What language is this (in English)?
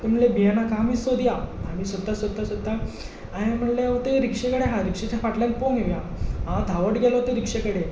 Konkani